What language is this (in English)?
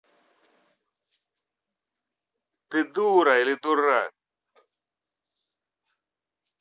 Russian